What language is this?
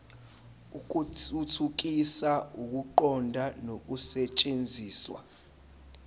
Zulu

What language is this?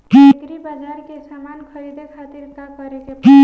Bhojpuri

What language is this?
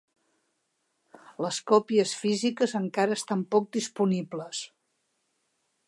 Catalan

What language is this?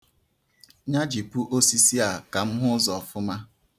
Igbo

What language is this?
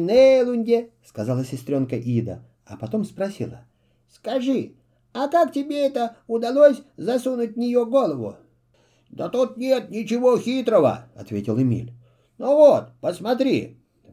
Russian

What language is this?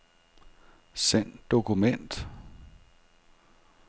Danish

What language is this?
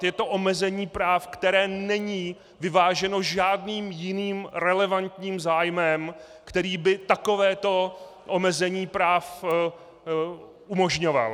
Czech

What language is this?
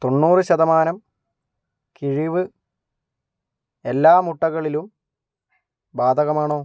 Malayalam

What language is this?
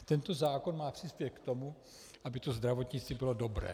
Czech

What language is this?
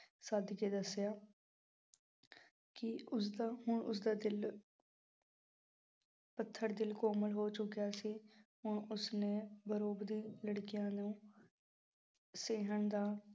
Punjabi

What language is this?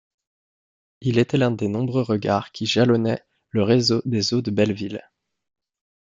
French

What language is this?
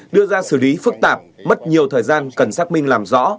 Vietnamese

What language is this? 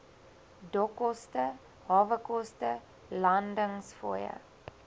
Afrikaans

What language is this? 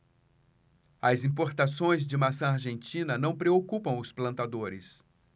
Portuguese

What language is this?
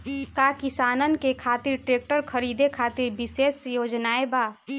Bhojpuri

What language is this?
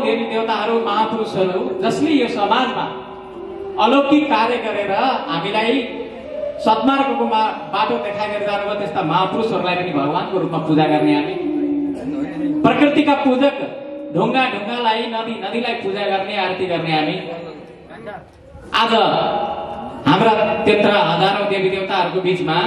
Indonesian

